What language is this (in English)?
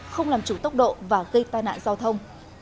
Vietnamese